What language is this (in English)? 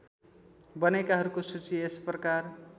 Nepali